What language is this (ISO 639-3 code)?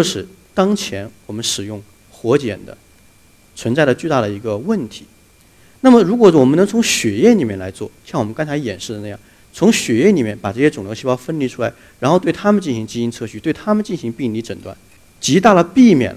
zho